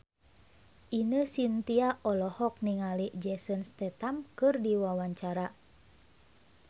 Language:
Sundanese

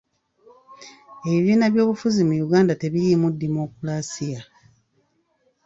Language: Ganda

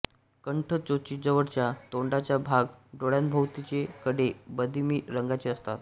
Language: Marathi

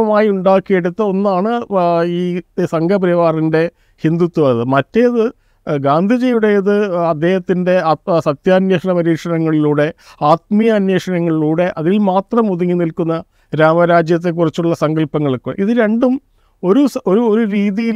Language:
Malayalam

